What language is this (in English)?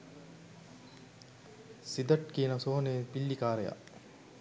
Sinhala